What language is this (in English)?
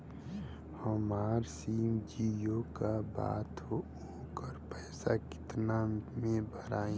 Bhojpuri